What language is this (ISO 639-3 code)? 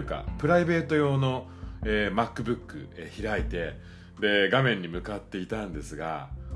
jpn